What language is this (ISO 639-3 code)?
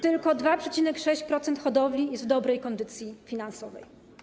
pol